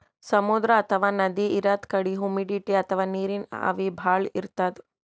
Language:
Kannada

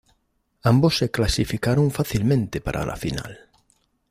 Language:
Spanish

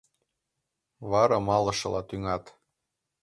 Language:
Mari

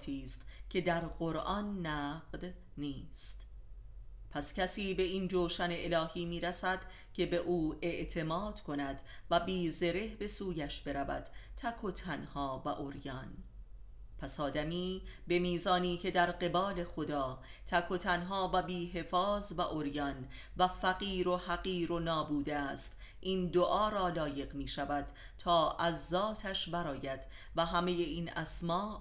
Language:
Persian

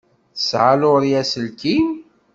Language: Kabyle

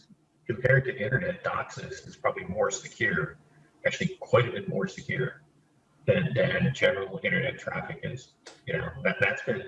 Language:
English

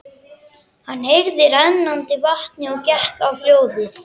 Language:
Icelandic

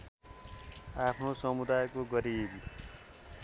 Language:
Nepali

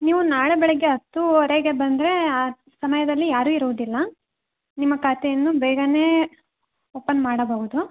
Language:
Kannada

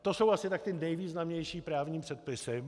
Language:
Czech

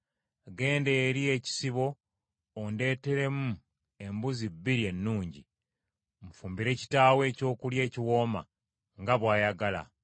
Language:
Ganda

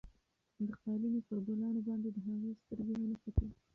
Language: Pashto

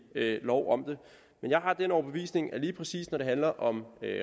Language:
Danish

